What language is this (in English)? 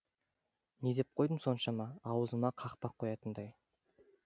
Kazakh